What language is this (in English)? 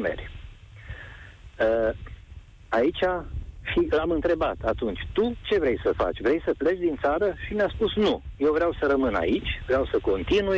Romanian